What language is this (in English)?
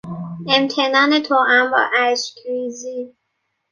Persian